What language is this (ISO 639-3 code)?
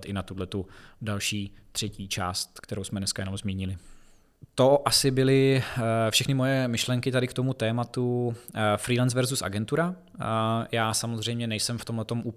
ces